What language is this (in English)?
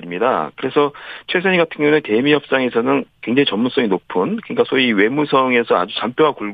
Korean